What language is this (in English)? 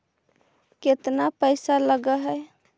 Magahi